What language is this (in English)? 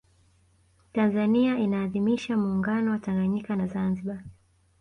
Swahili